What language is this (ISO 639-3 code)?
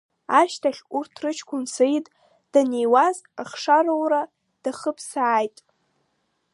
abk